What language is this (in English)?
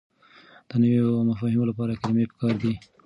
Pashto